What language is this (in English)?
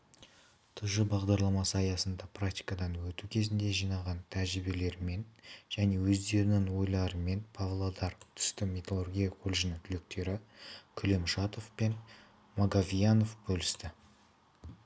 Kazakh